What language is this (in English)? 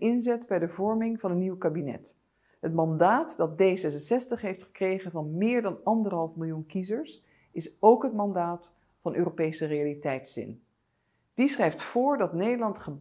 Dutch